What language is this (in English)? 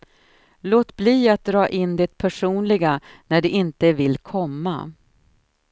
Swedish